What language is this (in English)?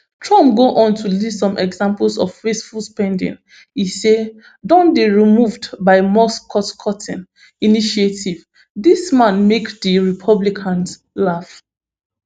Nigerian Pidgin